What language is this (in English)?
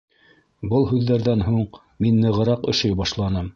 Bashkir